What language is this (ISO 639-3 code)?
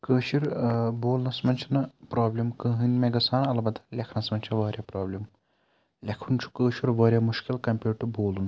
kas